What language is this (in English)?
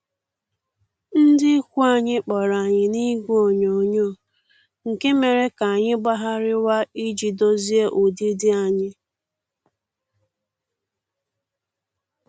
Igbo